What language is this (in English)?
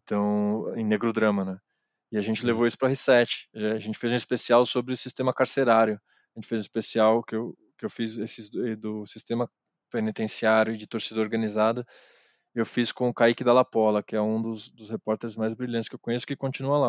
Portuguese